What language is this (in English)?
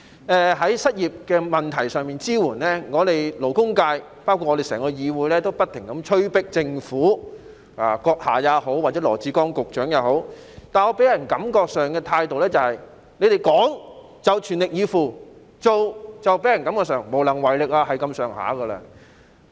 Cantonese